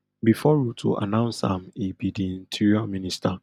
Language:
Nigerian Pidgin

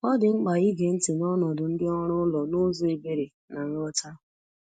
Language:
Igbo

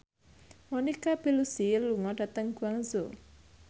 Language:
Javanese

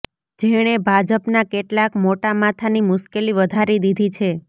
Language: Gujarati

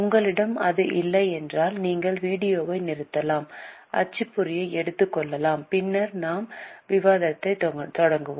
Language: Tamil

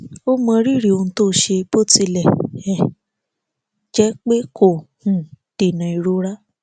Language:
Yoruba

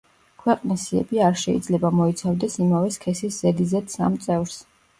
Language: Georgian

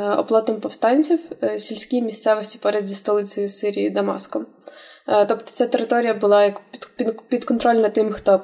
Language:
Ukrainian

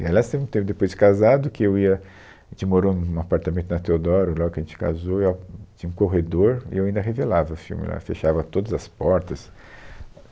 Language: Portuguese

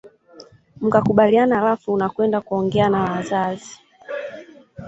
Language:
Swahili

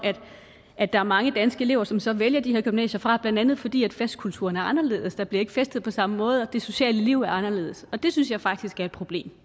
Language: Danish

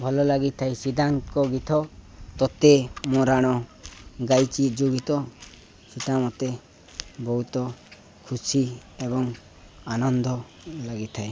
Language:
Odia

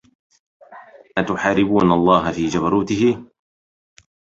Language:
Arabic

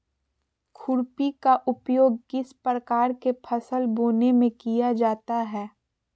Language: Magahi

